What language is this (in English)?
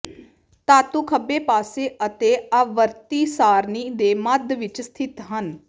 Punjabi